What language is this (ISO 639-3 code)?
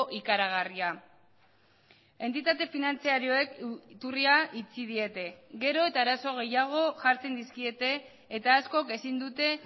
eus